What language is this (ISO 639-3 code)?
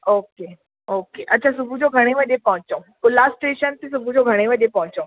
snd